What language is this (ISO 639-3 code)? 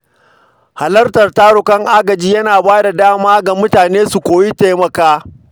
hau